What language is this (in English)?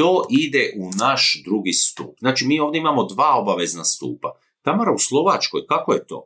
Croatian